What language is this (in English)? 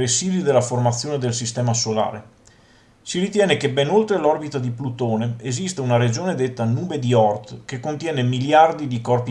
Italian